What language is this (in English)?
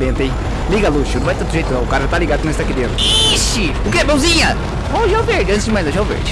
Portuguese